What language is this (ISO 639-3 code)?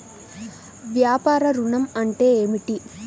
tel